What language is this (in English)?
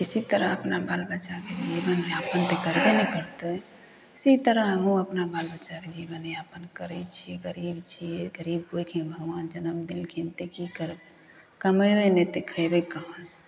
Maithili